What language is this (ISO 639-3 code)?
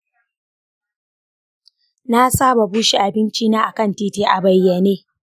hau